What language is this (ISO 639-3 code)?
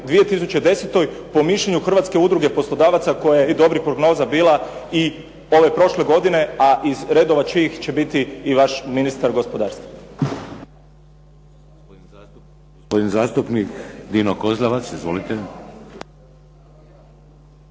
hrv